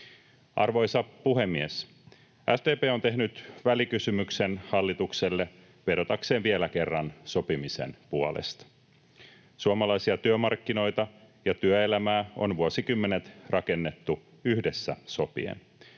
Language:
Finnish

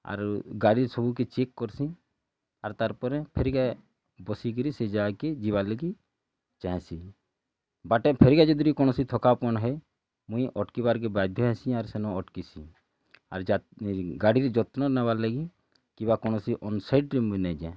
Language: Odia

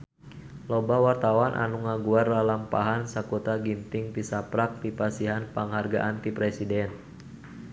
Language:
Sundanese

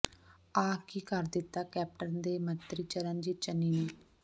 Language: Punjabi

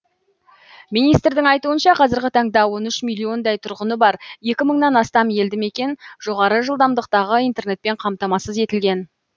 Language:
Kazakh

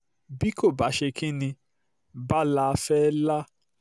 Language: Yoruba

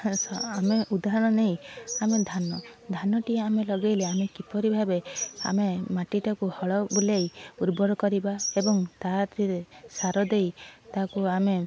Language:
Odia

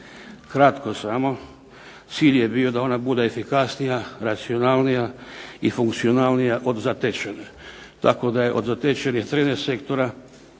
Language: Croatian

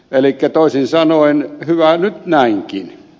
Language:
Finnish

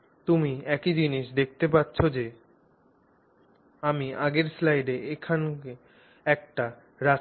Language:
Bangla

